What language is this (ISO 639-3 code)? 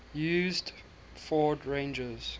eng